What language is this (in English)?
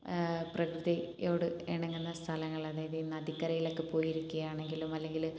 Malayalam